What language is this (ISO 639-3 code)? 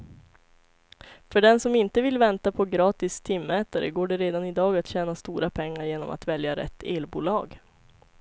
swe